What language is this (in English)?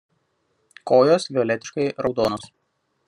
Lithuanian